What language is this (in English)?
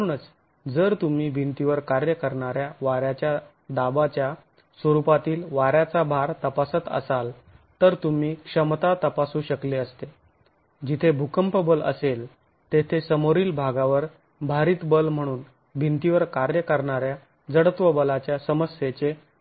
Marathi